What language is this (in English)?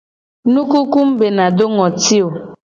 Gen